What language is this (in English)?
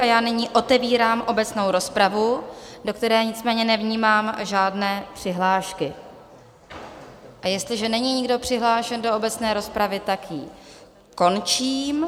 Czech